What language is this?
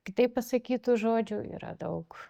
Lithuanian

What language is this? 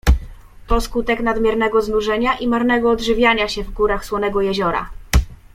Polish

